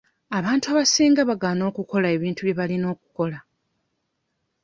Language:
Ganda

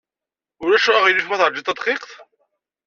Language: Kabyle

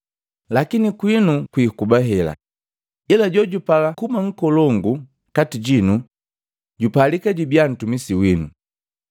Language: Matengo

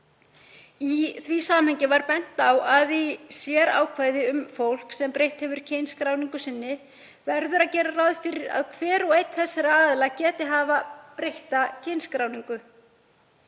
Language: Icelandic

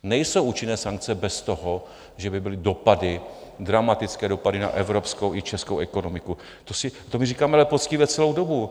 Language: Czech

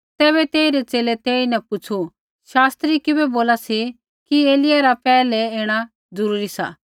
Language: Kullu Pahari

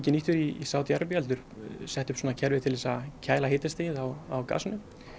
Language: Icelandic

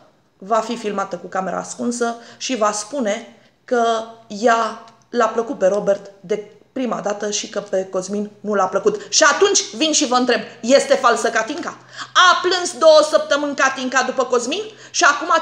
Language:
Romanian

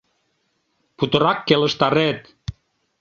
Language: Mari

